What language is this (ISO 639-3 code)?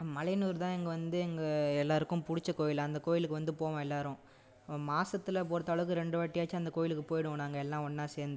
tam